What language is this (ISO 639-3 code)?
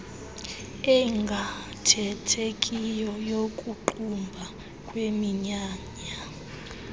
xho